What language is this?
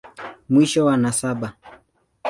Swahili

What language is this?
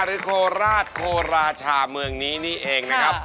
Thai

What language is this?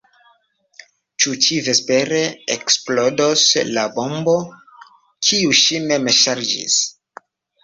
Esperanto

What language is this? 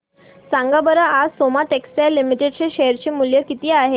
Marathi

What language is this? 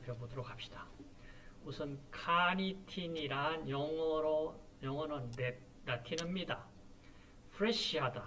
Korean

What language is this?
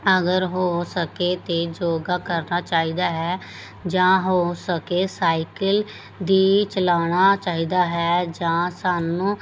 Punjabi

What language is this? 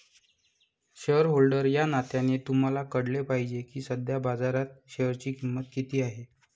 Marathi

